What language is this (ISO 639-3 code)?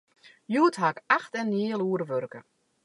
fry